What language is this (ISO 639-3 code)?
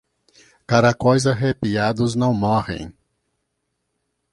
por